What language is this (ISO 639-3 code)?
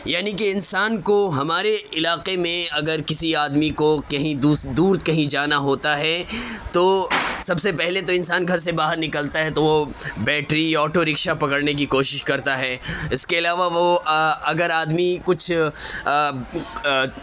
urd